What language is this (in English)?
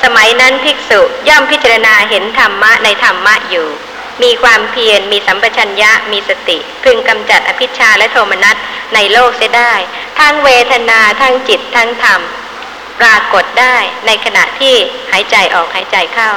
Thai